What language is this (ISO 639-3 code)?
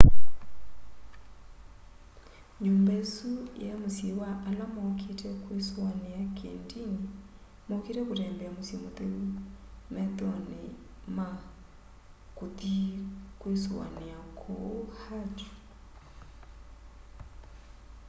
kam